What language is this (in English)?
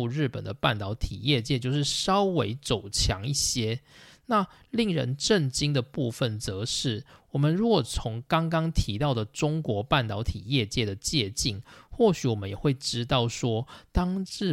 Chinese